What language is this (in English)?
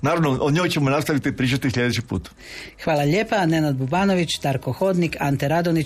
Croatian